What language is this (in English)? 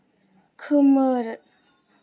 Bodo